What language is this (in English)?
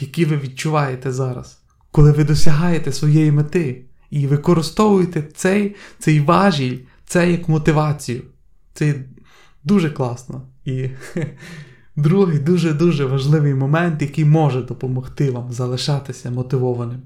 Ukrainian